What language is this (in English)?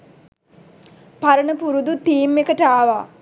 Sinhala